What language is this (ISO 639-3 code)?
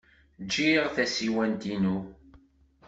kab